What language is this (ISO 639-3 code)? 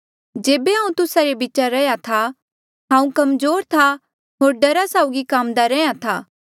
mjl